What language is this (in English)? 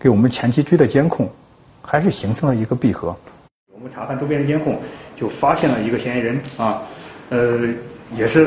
Chinese